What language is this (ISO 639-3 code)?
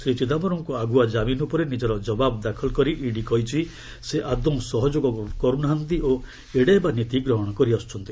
ori